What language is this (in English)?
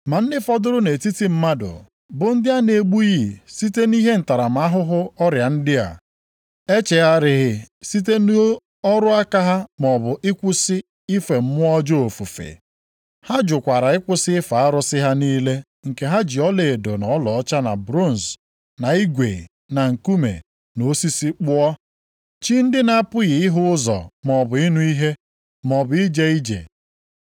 Igbo